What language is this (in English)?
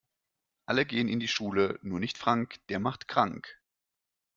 German